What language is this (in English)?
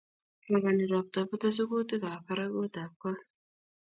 Kalenjin